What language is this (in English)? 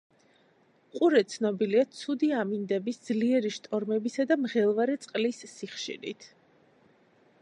Georgian